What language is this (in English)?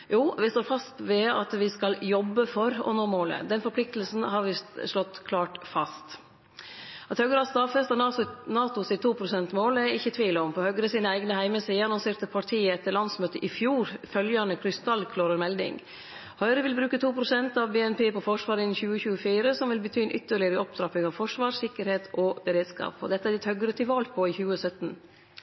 Norwegian Nynorsk